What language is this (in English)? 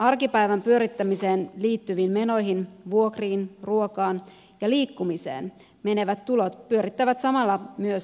Finnish